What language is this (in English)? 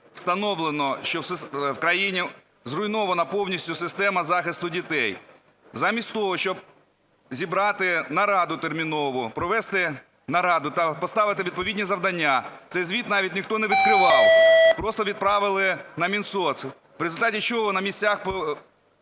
Ukrainian